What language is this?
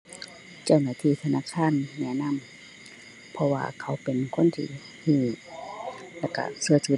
Thai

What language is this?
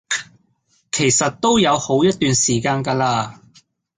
Cantonese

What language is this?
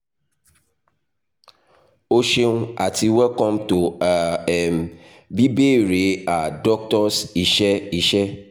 Yoruba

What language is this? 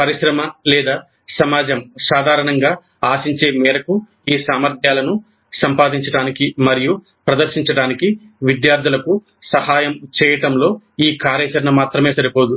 Telugu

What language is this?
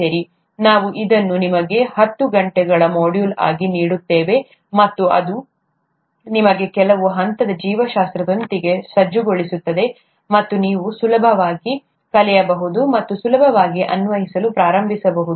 Kannada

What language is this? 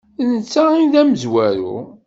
Kabyle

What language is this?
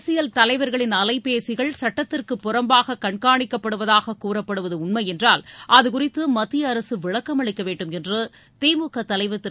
Tamil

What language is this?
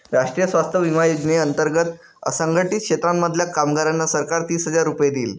Marathi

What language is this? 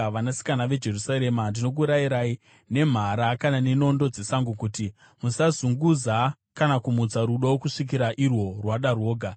Shona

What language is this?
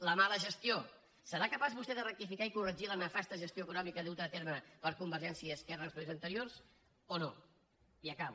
Catalan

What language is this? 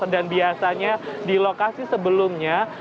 Indonesian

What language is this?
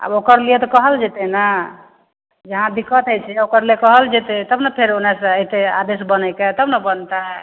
Maithili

